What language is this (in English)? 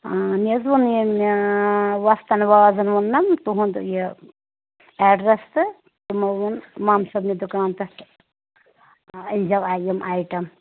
Kashmiri